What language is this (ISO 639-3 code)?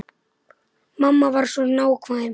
isl